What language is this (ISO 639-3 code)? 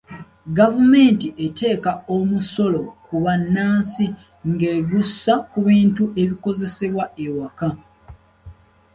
lug